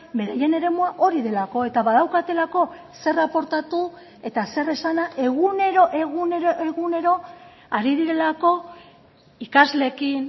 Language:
Basque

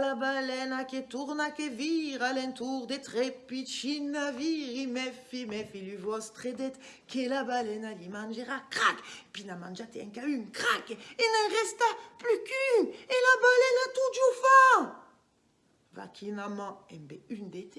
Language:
French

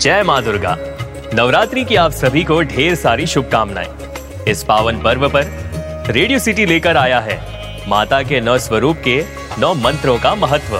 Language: Hindi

